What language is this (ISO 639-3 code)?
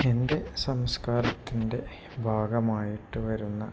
mal